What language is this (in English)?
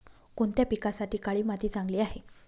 Marathi